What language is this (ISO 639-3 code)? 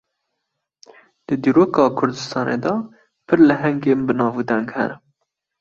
kur